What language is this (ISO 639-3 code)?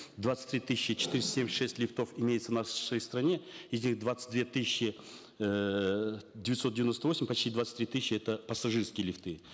kaz